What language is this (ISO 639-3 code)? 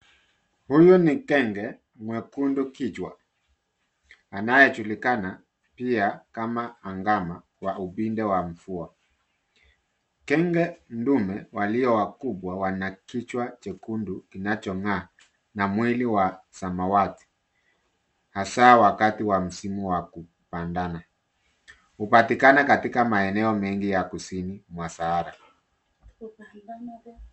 swa